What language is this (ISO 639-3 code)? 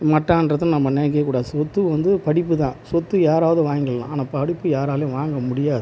tam